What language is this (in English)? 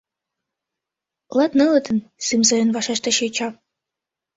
Mari